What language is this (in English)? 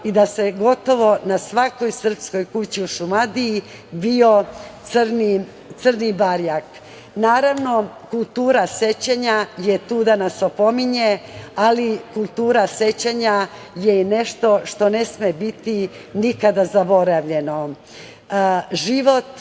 Serbian